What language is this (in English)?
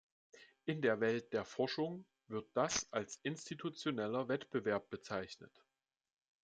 German